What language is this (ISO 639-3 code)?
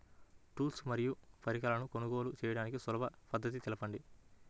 tel